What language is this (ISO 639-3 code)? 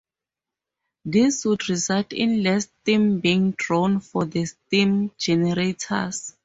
eng